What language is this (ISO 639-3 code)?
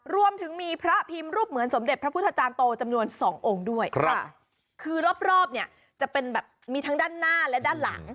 tha